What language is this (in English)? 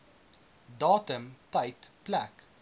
Afrikaans